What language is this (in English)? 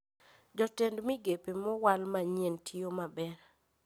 Luo (Kenya and Tanzania)